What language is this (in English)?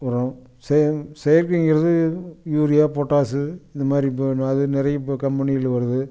Tamil